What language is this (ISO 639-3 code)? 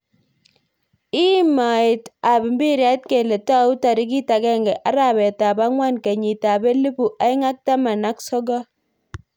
kln